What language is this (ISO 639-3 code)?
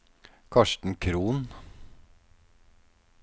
nor